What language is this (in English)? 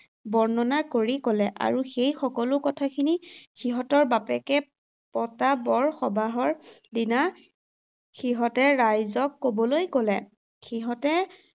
Assamese